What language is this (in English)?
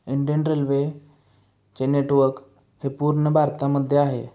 Marathi